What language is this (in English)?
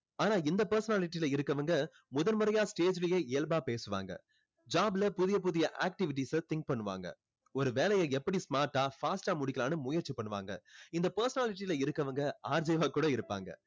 Tamil